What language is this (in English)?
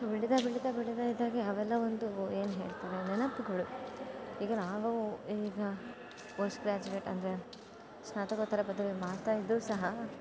Kannada